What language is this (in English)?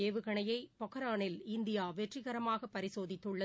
Tamil